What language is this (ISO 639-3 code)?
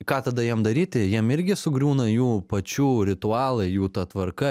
lit